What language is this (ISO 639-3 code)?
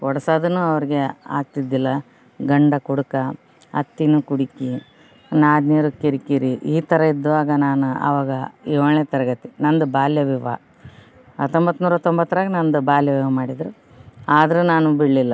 kan